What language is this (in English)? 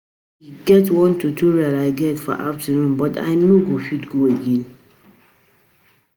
Nigerian Pidgin